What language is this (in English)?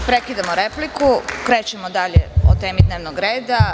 Serbian